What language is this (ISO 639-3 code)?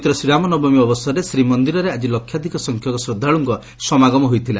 ori